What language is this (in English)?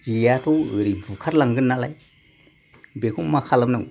Bodo